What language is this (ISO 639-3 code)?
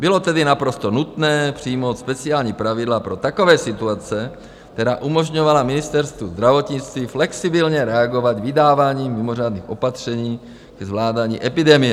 ces